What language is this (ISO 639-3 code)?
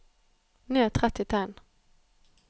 nor